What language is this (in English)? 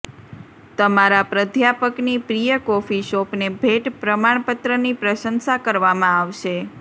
Gujarati